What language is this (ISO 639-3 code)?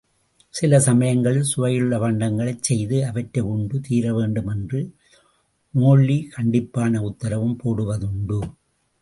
tam